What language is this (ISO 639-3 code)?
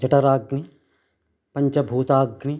san